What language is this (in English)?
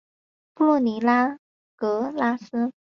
Chinese